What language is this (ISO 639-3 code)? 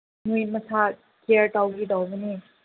mni